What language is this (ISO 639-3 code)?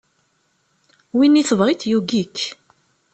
kab